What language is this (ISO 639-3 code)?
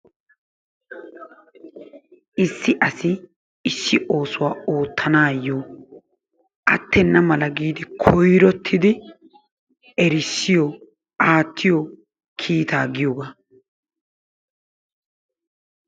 wal